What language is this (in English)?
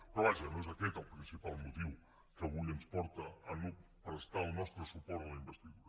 Catalan